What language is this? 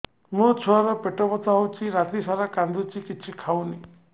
Odia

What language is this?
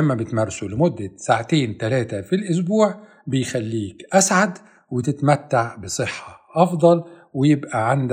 Arabic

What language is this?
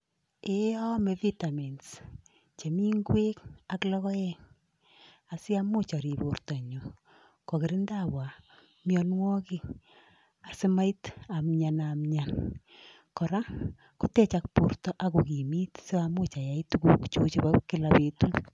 Kalenjin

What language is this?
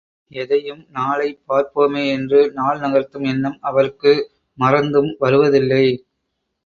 Tamil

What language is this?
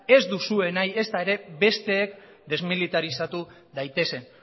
Basque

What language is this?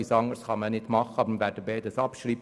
Swiss German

